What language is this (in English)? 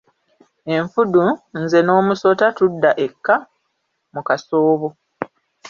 Ganda